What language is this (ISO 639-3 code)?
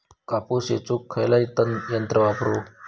mar